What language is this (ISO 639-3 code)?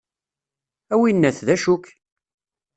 kab